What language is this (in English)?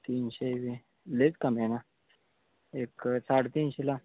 Marathi